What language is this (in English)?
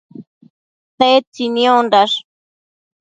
Matsés